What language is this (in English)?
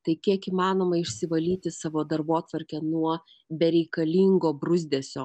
Lithuanian